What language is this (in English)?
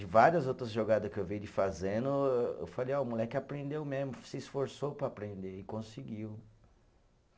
Portuguese